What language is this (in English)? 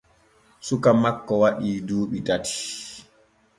Borgu Fulfulde